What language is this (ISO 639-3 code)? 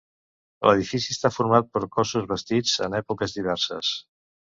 cat